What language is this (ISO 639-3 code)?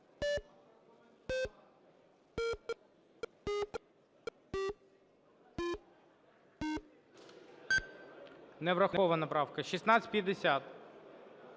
ukr